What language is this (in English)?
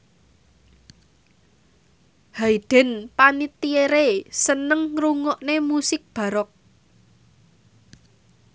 Javanese